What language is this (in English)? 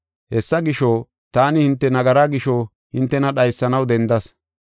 Gofa